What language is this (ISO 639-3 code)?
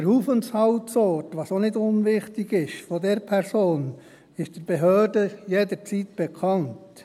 gsw